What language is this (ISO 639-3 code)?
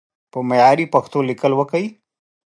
pus